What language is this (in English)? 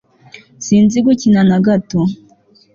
Kinyarwanda